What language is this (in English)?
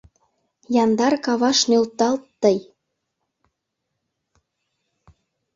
Mari